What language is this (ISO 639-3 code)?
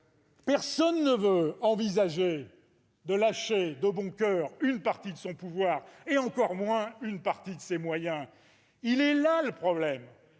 fra